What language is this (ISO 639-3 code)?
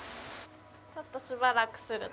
jpn